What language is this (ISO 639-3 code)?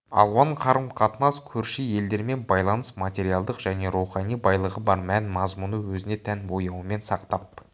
kaz